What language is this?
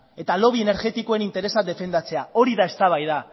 Basque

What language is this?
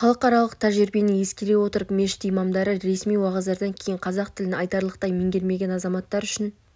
Kazakh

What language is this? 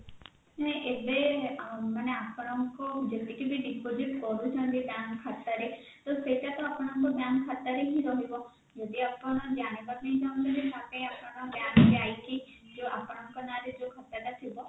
Odia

